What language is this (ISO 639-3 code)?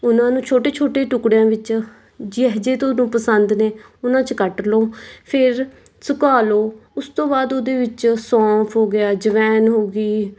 pan